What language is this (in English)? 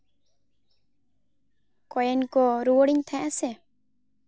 Santali